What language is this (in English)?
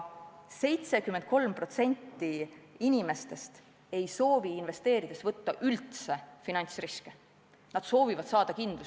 Estonian